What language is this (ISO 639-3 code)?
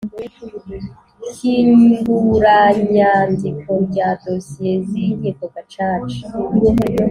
kin